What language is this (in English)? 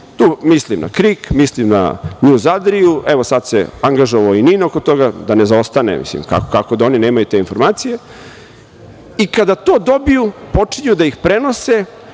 Serbian